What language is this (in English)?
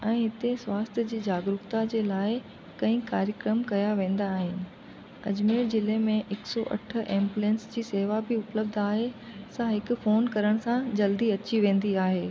Sindhi